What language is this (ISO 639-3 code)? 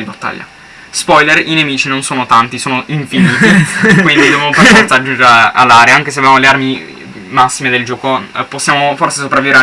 ita